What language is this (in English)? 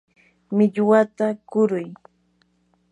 Yanahuanca Pasco Quechua